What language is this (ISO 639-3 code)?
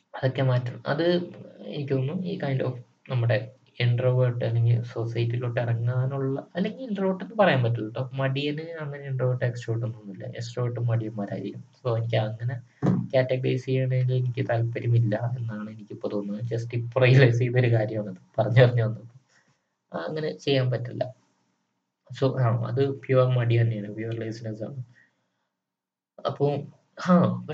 mal